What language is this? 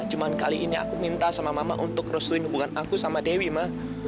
Indonesian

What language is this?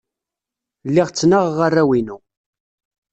Kabyle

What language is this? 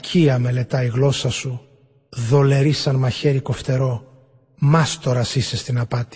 Greek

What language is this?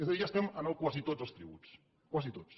Catalan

